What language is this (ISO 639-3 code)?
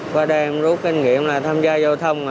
vie